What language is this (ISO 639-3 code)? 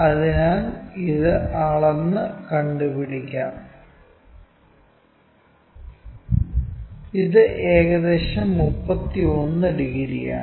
mal